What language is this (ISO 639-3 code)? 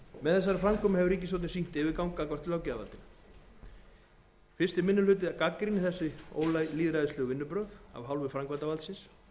isl